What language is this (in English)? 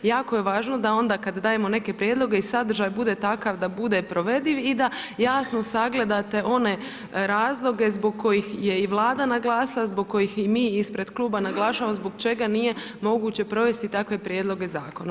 Croatian